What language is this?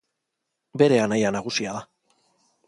Basque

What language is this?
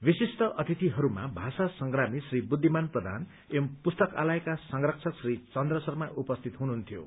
Nepali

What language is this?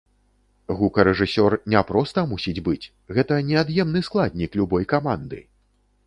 Belarusian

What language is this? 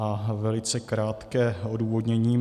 Czech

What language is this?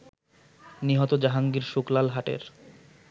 Bangla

